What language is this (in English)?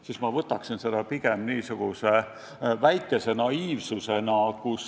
Estonian